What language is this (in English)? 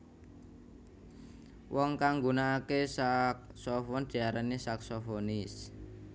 Javanese